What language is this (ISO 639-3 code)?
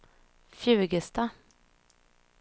swe